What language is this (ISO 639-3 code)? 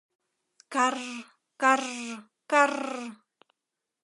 chm